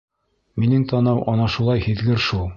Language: Bashkir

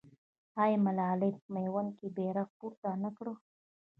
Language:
Pashto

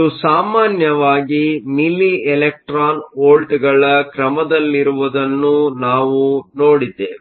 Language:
Kannada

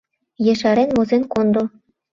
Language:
Mari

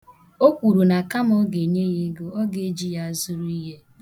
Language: Igbo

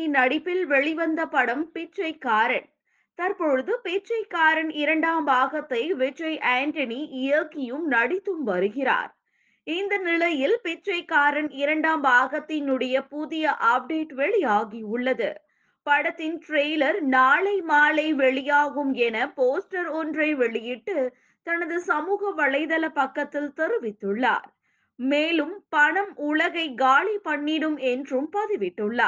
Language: Tamil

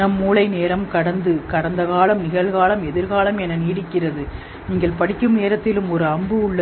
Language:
Tamil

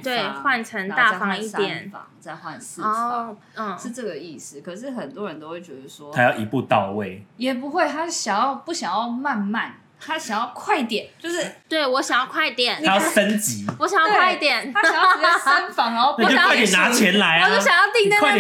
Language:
Chinese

